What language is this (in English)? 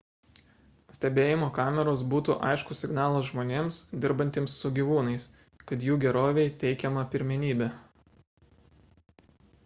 Lithuanian